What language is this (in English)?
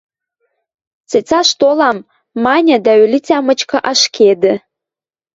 Western Mari